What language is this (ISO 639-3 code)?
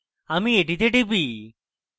ben